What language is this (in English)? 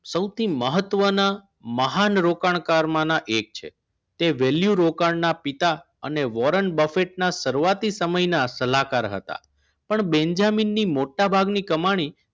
Gujarati